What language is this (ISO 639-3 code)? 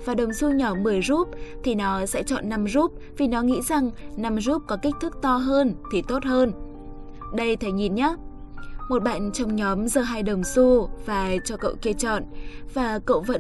vie